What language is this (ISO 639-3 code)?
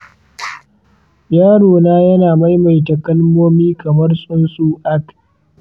hau